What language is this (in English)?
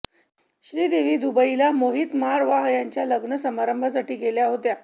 Marathi